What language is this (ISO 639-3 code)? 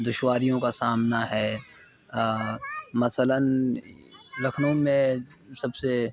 urd